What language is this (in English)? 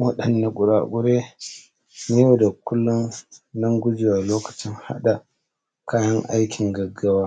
Hausa